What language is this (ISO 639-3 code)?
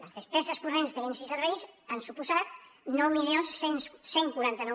cat